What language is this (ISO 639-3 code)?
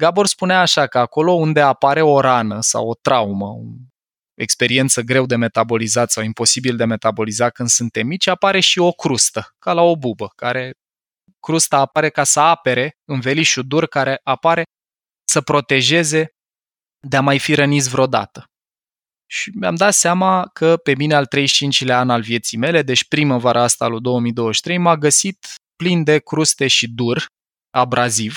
ron